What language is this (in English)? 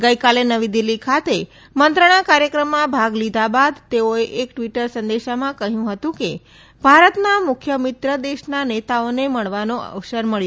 Gujarati